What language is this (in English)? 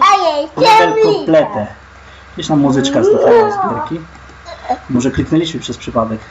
Polish